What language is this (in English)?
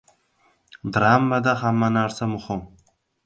Uzbek